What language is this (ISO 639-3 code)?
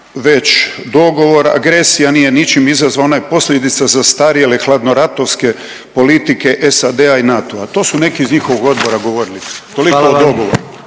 hrv